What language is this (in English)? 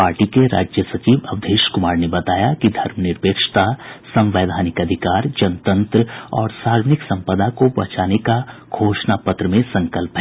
Hindi